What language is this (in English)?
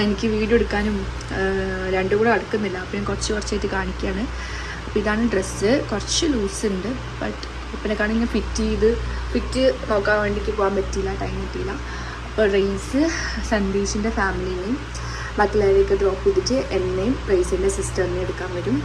Malayalam